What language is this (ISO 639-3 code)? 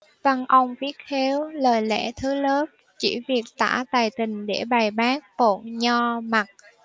vie